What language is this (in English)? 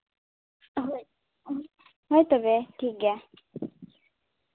Santali